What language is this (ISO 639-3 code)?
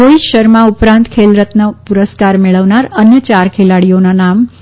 guj